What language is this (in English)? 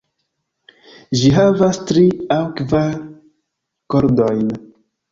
Esperanto